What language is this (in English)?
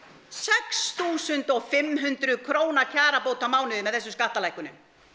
Icelandic